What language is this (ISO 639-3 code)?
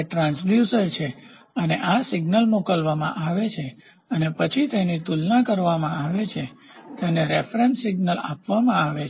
guj